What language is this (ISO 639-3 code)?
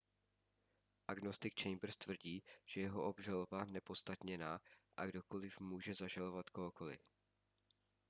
ces